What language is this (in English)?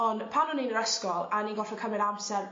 Welsh